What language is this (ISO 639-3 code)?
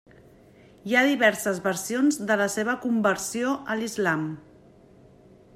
cat